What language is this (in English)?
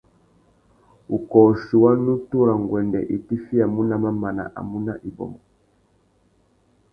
Tuki